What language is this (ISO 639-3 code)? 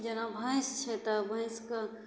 mai